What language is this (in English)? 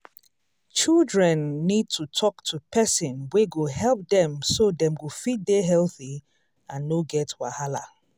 Nigerian Pidgin